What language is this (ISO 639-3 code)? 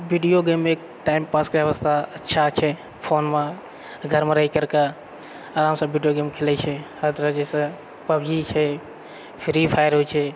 mai